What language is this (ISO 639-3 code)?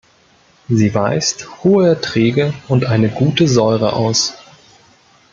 deu